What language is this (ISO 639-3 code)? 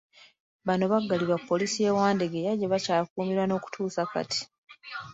lug